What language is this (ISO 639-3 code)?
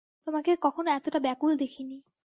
ben